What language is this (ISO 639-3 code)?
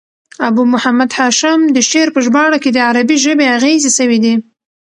pus